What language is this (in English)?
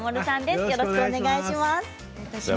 Japanese